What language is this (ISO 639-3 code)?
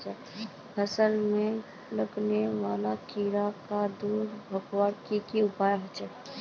mag